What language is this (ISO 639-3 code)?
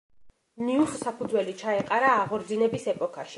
kat